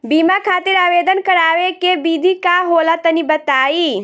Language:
Bhojpuri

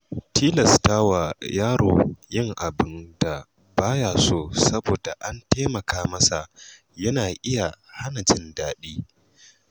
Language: Hausa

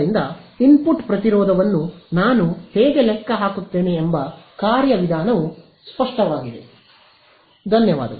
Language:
Kannada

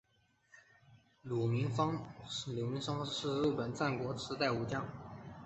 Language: Chinese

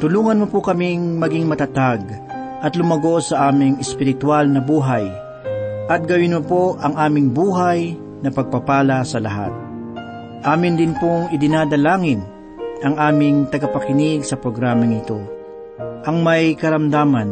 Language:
Filipino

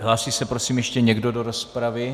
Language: Czech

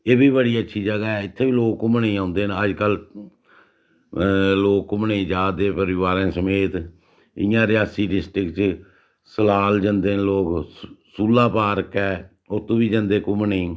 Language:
Dogri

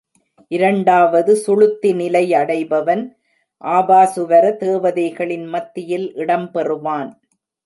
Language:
Tamil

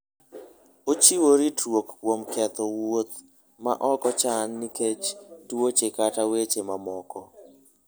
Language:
Luo (Kenya and Tanzania)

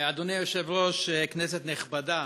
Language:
Hebrew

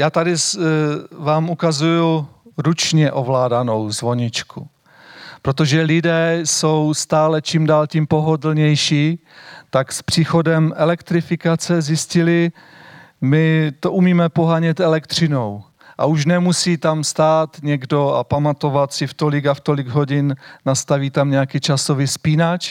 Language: Czech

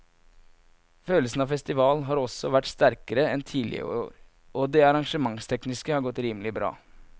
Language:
Norwegian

